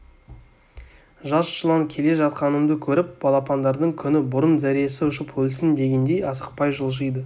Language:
Kazakh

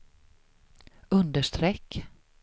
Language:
Swedish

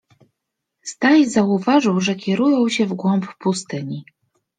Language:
Polish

